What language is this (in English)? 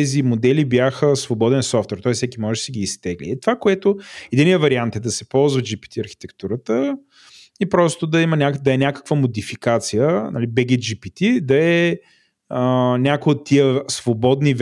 Bulgarian